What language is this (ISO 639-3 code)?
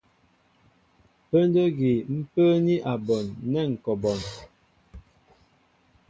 mbo